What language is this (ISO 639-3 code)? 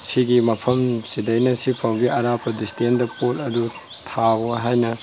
mni